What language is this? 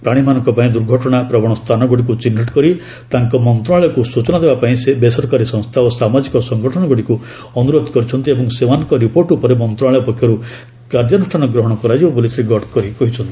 Odia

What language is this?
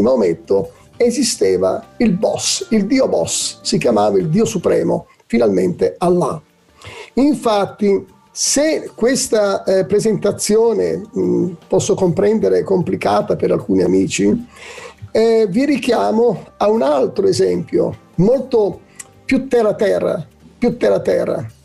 Italian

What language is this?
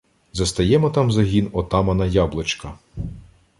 Ukrainian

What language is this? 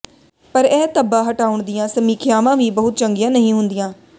Punjabi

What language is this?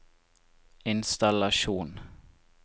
Norwegian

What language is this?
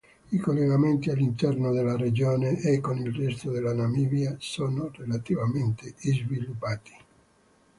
Italian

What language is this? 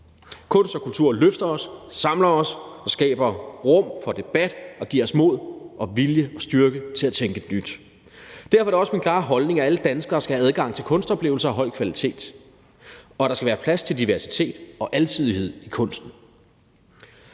Danish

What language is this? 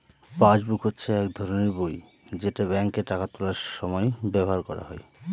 Bangla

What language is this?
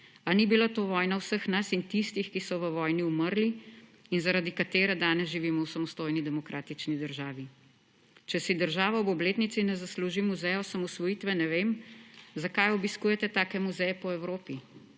Slovenian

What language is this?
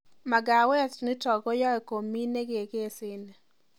Kalenjin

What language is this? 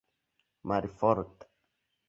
Esperanto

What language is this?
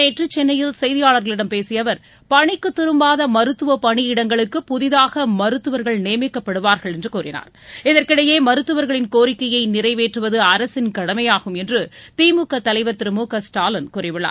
Tamil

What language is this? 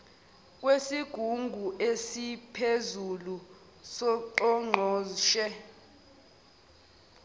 Zulu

